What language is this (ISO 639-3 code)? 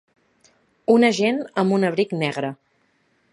cat